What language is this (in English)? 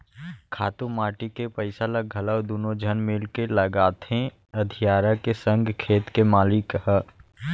Chhattisgarhi